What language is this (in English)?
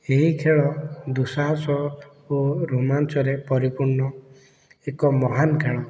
Odia